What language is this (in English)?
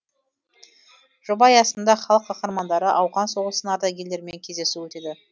Kazakh